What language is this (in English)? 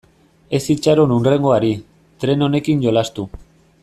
Basque